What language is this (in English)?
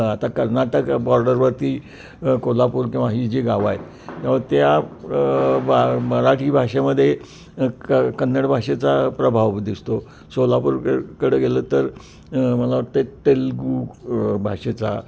Marathi